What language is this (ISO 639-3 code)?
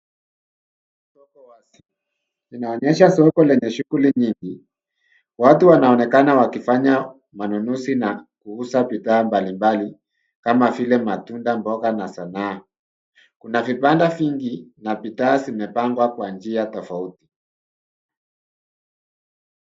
swa